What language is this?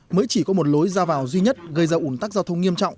Vietnamese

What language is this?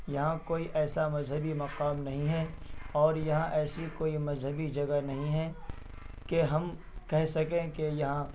Urdu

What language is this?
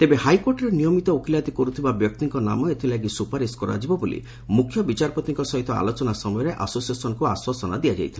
Odia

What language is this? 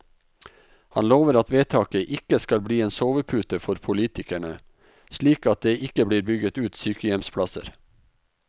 Norwegian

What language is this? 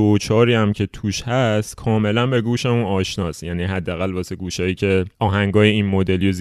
Persian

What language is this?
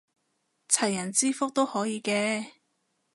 Cantonese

